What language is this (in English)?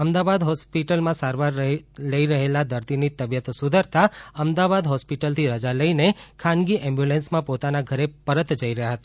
Gujarati